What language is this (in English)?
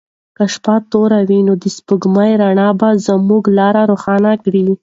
Pashto